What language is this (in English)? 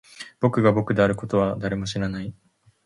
Japanese